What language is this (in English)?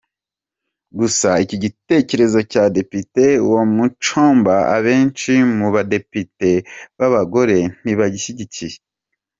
Kinyarwanda